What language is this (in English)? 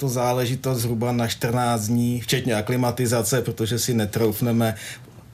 Czech